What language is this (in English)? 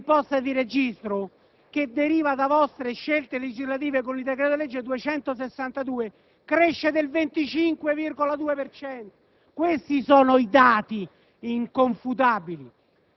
Italian